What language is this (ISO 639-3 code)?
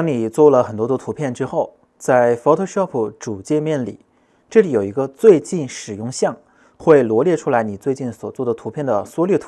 zho